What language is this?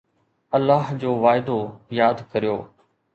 Sindhi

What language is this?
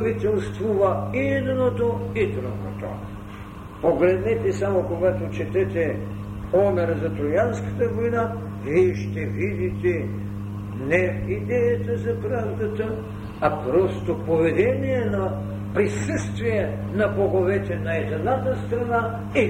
Bulgarian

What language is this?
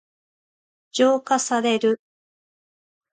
Japanese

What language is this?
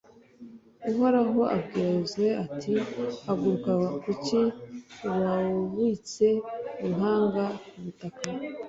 Kinyarwanda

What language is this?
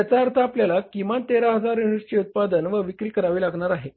Marathi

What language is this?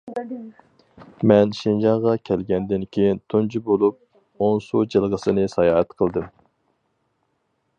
Uyghur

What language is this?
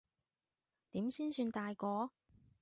Cantonese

